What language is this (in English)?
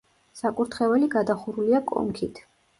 Georgian